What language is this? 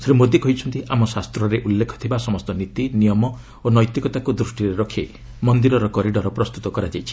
Odia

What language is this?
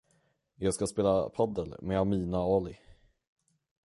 Swedish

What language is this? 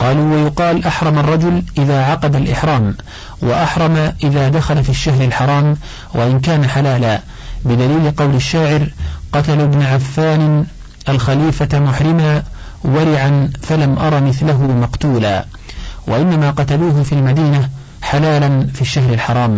Arabic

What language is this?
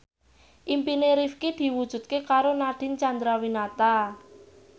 Javanese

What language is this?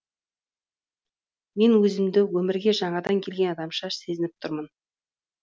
Kazakh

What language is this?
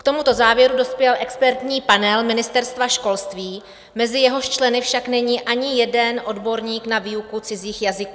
Czech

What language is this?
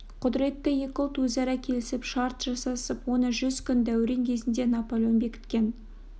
Kazakh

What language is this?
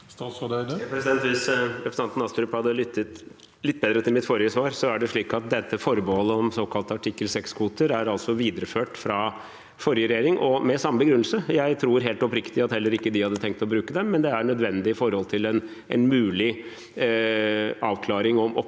Norwegian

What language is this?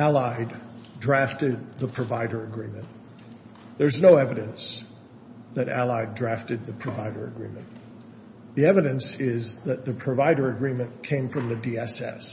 English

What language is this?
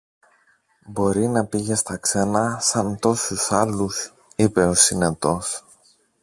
Greek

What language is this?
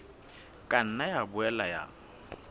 Southern Sotho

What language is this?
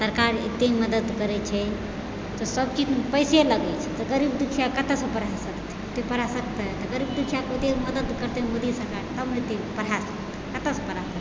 Maithili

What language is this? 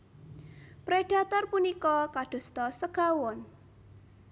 Javanese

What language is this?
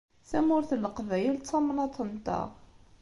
Kabyle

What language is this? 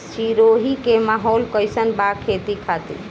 Bhojpuri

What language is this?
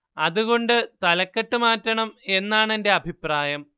Malayalam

